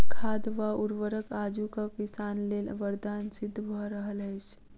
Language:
Maithili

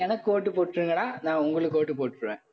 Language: Tamil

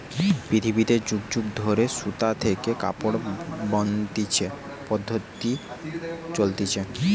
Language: Bangla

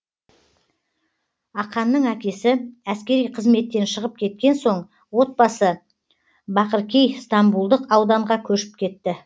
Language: Kazakh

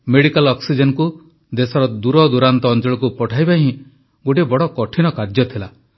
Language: Odia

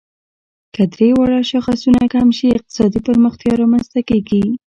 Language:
Pashto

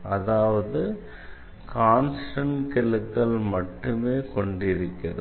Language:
Tamil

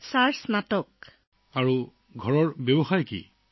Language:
Assamese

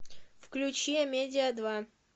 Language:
Russian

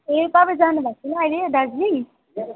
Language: Nepali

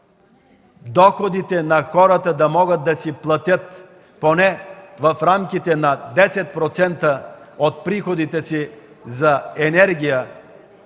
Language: Bulgarian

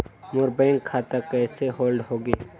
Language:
Chhattisgarhi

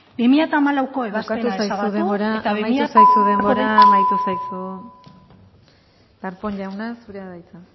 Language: Basque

